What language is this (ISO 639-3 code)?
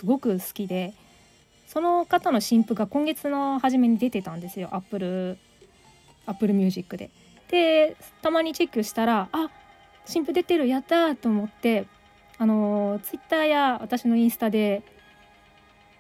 jpn